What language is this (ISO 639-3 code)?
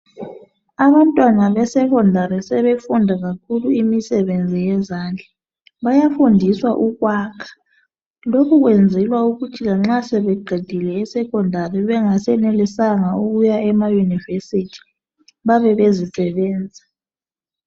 nde